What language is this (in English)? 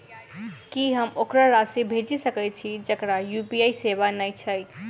Maithili